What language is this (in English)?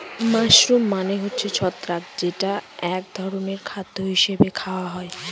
Bangla